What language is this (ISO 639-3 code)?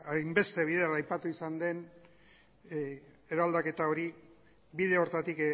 eus